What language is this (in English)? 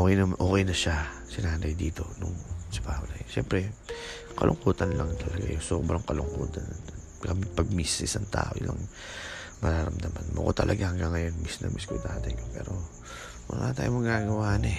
Filipino